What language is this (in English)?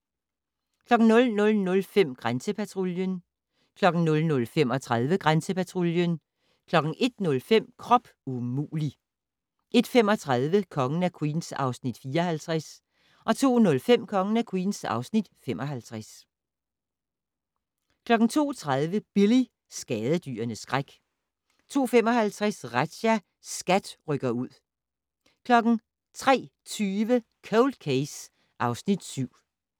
Danish